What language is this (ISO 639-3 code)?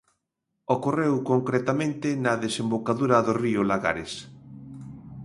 glg